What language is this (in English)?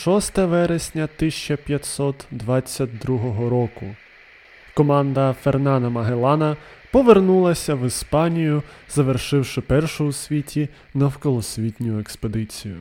Ukrainian